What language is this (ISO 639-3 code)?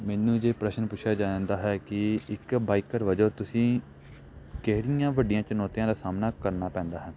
pan